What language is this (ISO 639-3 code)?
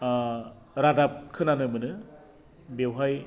brx